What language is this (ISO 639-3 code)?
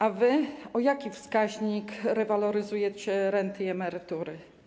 pol